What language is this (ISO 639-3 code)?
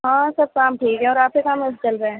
urd